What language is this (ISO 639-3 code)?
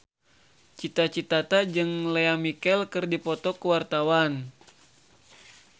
sun